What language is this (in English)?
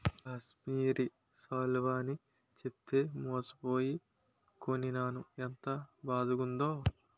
Telugu